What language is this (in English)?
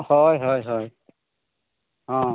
Santali